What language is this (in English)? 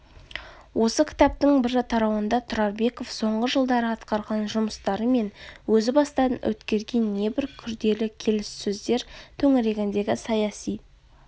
Kazakh